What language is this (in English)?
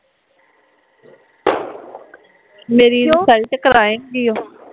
Punjabi